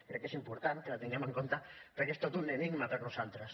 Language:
Catalan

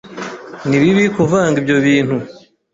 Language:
Kinyarwanda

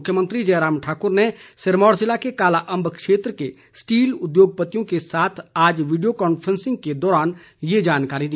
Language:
Hindi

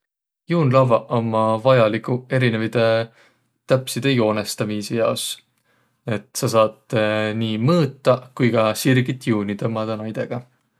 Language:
Võro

